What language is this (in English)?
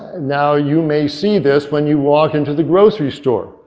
English